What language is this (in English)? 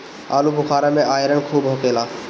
Bhojpuri